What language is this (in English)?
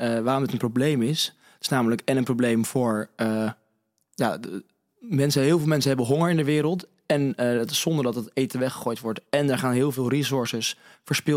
Dutch